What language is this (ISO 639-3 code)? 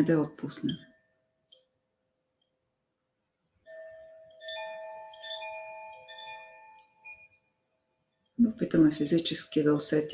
bul